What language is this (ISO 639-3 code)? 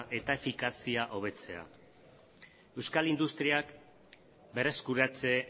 eus